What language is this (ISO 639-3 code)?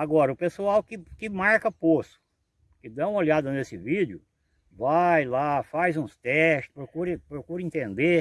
por